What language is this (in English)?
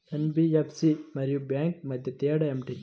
Telugu